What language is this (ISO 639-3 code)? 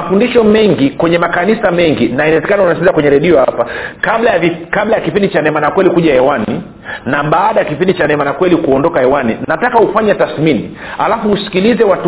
swa